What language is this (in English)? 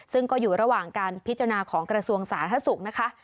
Thai